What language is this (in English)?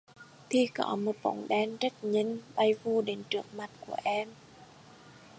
Vietnamese